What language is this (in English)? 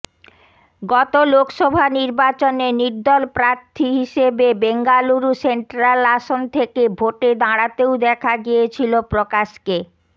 Bangla